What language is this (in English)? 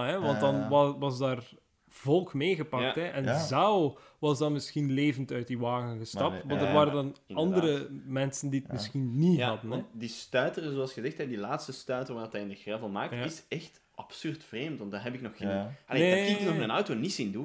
Dutch